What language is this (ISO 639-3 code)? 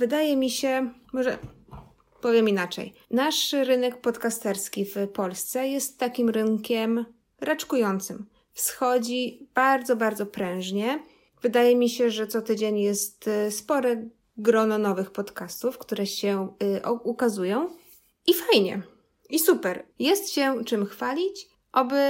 pol